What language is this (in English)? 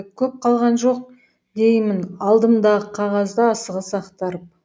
Kazakh